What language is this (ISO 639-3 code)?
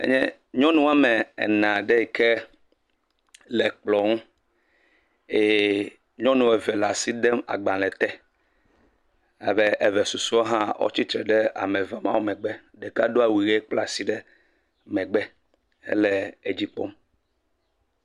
ewe